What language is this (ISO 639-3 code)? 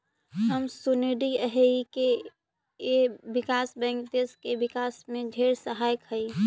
mag